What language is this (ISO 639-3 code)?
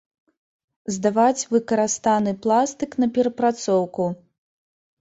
bel